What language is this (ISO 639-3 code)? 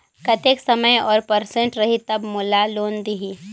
hne